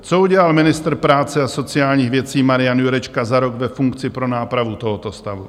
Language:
Czech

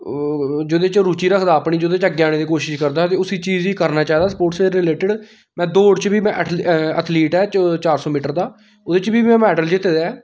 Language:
Dogri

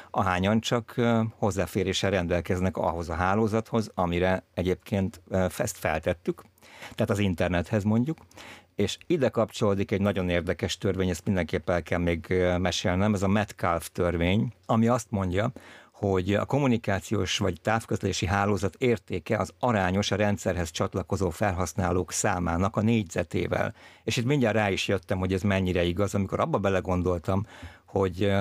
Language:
Hungarian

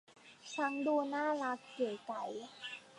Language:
Thai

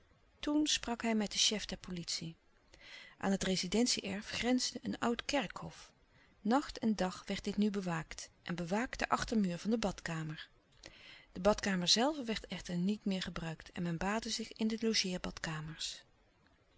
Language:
Dutch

